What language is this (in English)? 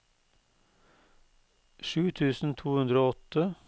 Norwegian